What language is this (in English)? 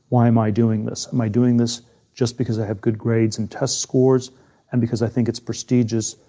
English